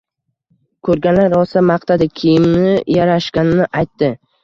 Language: Uzbek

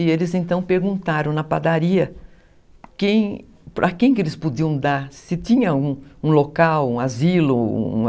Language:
Portuguese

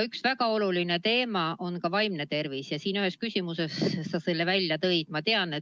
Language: Estonian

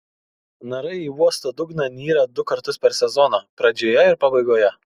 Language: Lithuanian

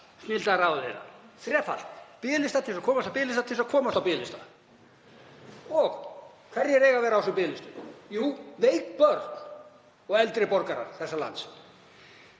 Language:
Icelandic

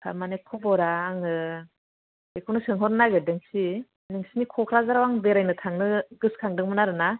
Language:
Bodo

